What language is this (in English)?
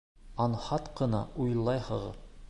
Bashkir